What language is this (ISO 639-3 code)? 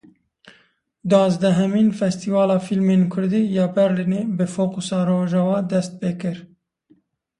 kur